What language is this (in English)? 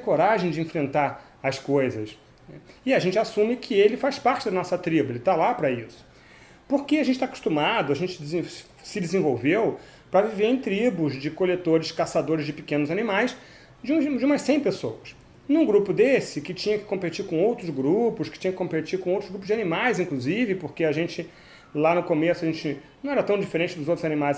Portuguese